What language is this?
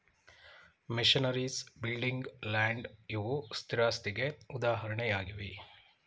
Kannada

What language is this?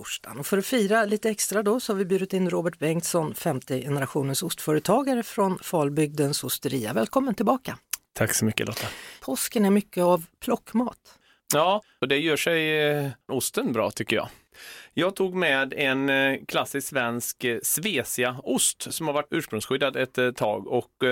Swedish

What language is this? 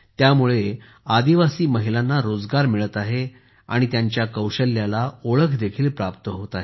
Marathi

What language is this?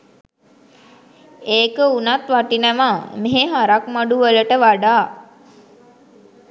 Sinhala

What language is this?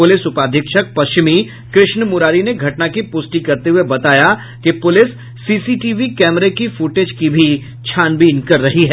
Hindi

